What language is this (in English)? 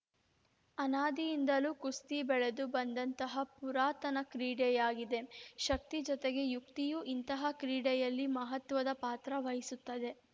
Kannada